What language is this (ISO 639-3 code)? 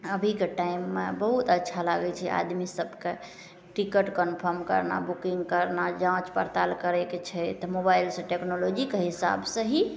mai